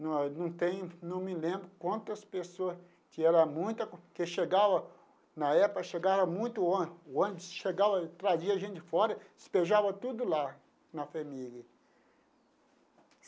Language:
Portuguese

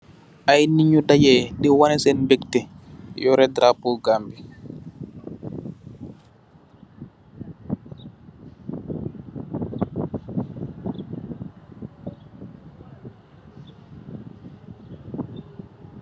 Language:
Wolof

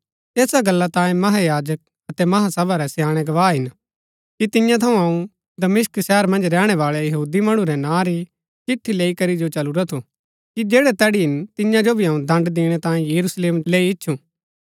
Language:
Gaddi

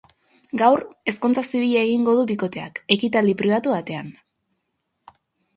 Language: Basque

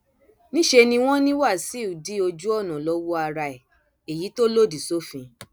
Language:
Yoruba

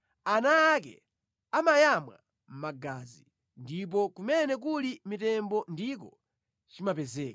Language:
Nyanja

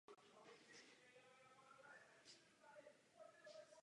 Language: Czech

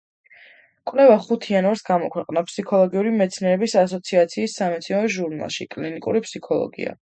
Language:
Georgian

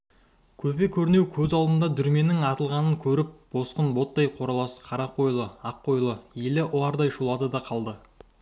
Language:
Kazakh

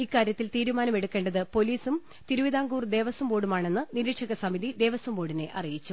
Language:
Malayalam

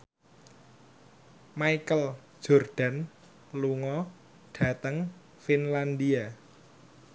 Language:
Javanese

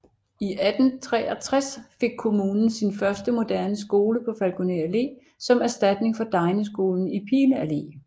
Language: Danish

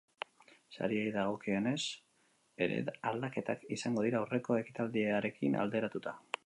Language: Basque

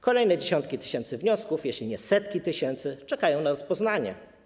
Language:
Polish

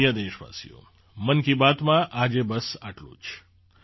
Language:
Gujarati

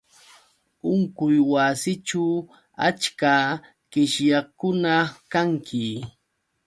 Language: Yauyos Quechua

